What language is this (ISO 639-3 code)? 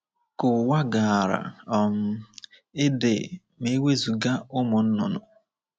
ibo